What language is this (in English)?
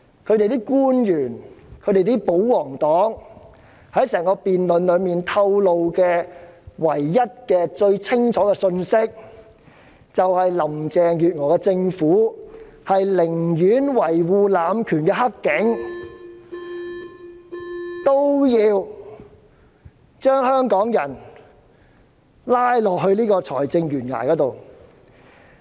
Cantonese